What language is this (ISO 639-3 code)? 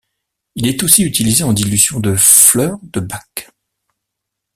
fra